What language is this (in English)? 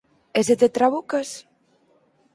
Galician